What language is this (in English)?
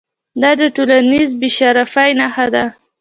Pashto